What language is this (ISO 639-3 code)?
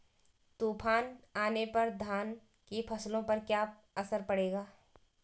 hin